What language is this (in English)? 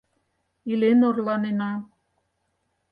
Mari